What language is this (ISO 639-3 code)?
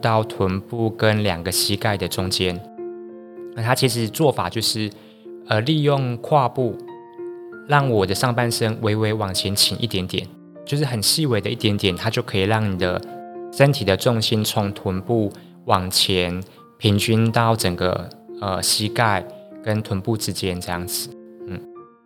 zho